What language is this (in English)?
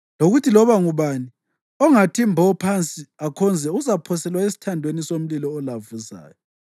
North Ndebele